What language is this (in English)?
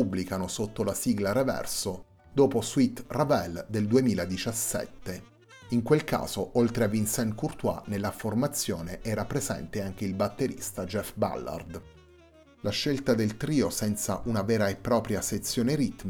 Italian